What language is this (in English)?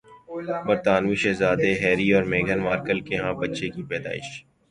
Urdu